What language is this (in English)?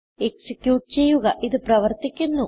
Malayalam